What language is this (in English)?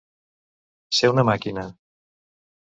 Catalan